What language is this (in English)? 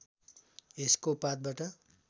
Nepali